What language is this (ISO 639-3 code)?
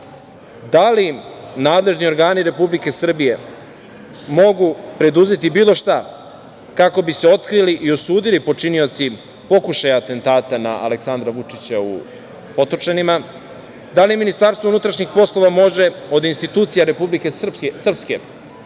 srp